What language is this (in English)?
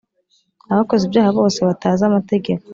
Kinyarwanda